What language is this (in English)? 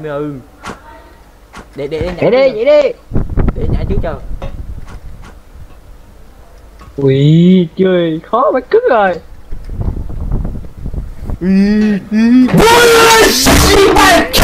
Vietnamese